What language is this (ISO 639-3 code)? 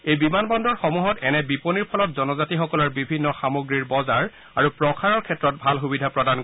asm